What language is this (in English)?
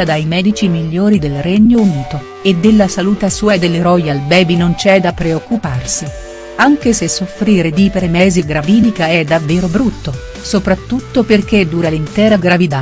Italian